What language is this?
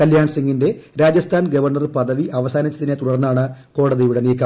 Malayalam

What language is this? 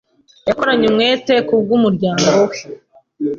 Kinyarwanda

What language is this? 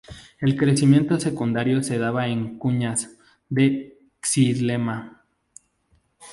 Spanish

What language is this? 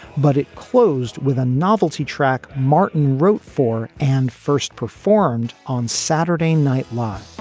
English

